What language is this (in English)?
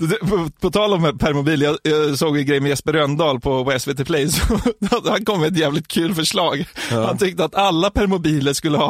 Swedish